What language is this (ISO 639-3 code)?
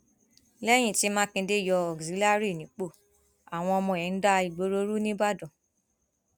yor